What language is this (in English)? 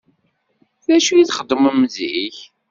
Kabyle